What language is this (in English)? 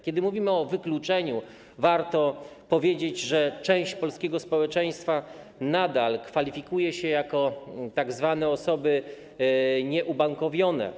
Polish